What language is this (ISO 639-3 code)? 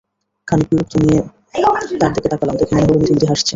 ben